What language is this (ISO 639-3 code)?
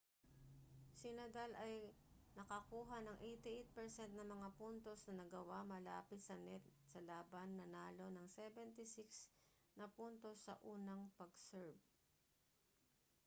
fil